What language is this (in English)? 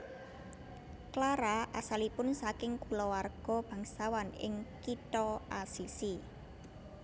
Javanese